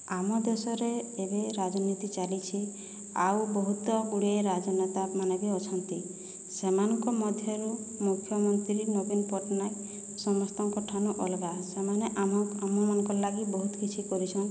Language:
Odia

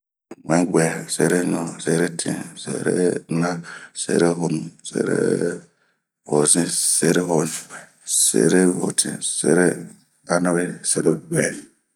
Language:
Bomu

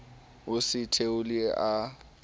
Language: Southern Sotho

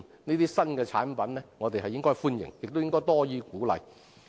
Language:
Cantonese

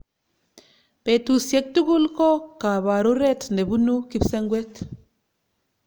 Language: Kalenjin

